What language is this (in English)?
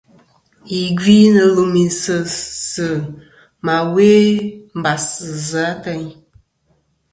Kom